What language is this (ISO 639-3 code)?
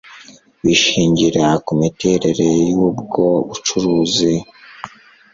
kin